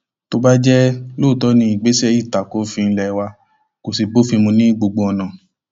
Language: Yoruba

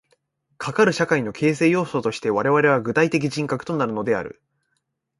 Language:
Japanese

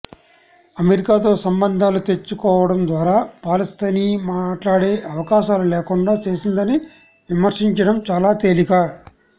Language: Telugu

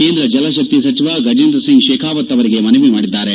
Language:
Kannada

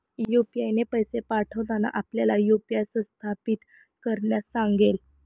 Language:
Marathi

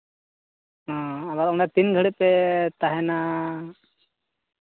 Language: Santali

